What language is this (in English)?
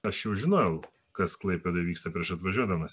Lithuanian